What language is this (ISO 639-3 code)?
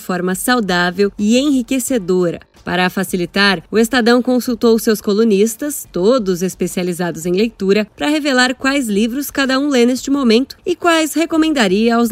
por